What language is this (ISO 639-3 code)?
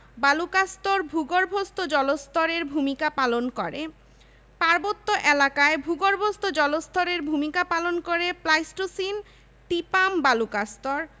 ben